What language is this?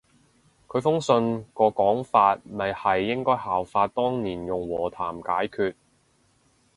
Cantonese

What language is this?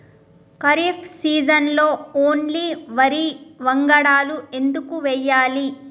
Telugu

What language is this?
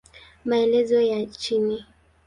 Swahili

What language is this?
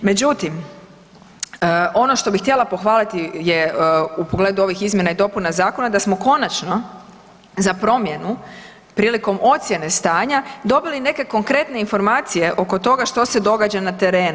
Croatian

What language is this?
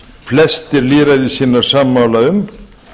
Icelandic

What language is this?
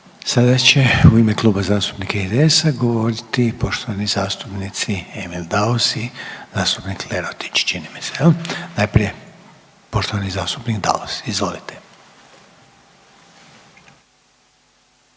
Croatian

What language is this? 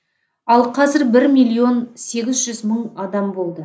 Kazakh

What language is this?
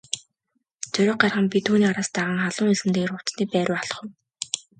Mongolian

